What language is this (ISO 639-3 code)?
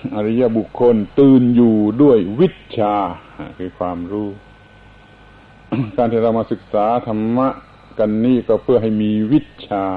tha